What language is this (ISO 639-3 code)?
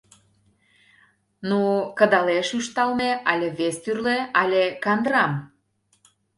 chm